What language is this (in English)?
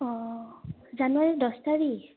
Assamese